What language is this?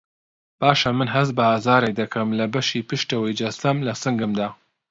Central Kurdish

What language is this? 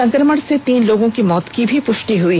Hindi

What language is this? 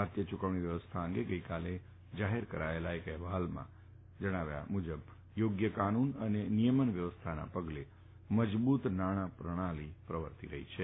Gujarati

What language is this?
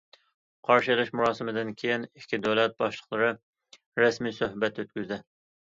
Uyghur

